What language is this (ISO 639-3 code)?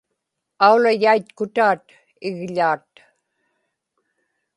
ipk